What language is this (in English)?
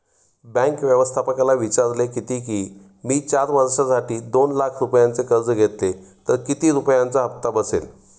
Marathi